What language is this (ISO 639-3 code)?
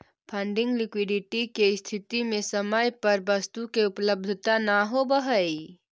mag